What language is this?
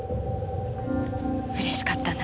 Japanese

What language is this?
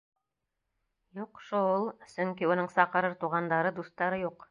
Bashkir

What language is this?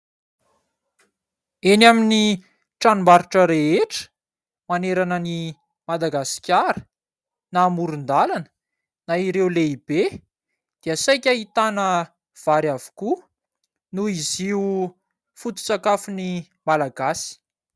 Malagasy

